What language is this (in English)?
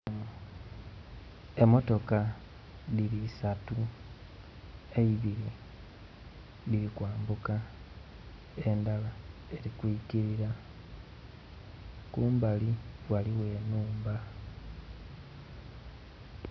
Soga